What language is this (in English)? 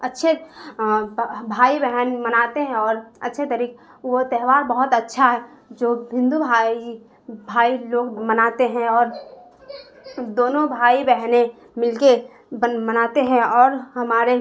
Urdu